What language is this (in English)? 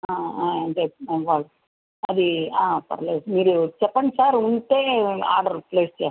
Telugu